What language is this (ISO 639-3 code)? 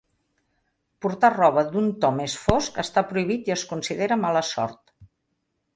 cat